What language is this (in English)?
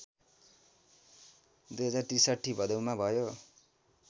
Nepali